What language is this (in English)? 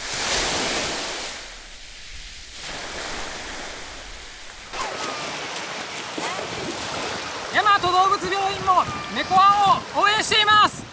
Japanese